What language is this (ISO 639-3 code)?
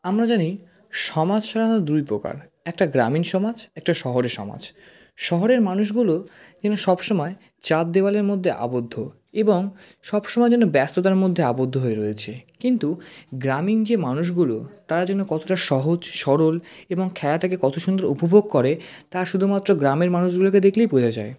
ben